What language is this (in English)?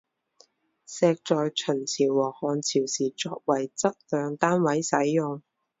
Chinese